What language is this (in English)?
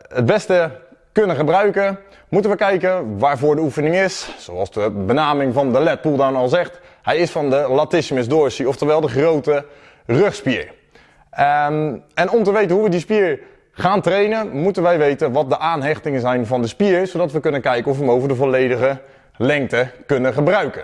Dutch